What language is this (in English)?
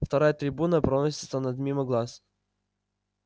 Russian